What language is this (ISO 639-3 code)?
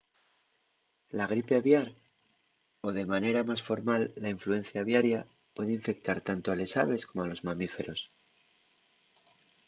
ast